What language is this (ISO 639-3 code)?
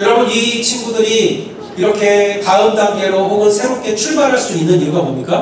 kor